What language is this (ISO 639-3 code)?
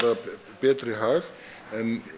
isl